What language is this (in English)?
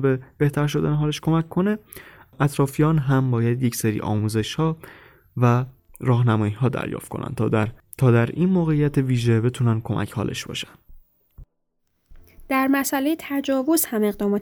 Persian